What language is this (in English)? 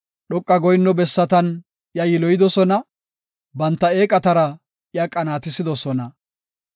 Gofa